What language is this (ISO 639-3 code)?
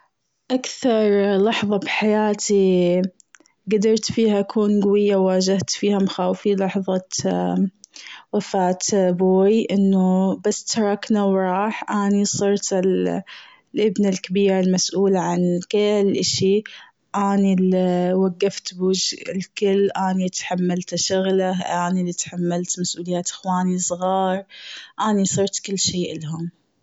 afb